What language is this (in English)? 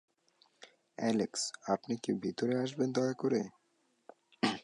Bangla